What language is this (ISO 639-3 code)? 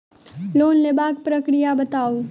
mai